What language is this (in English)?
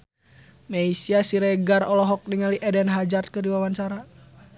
Sundanese